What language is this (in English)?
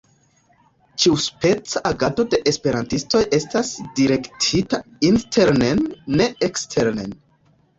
Esperanto